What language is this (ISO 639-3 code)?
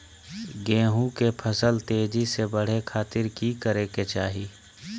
mag